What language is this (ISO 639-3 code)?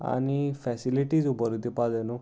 kok